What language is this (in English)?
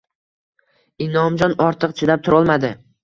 Uzbek